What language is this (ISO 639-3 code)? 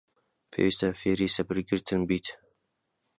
ckb